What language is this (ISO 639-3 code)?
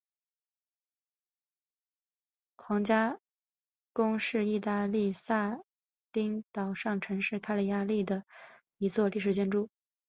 zho